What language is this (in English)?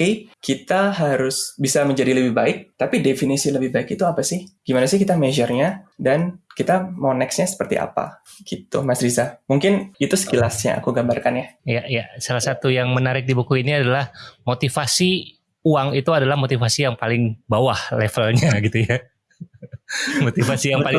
Indonesian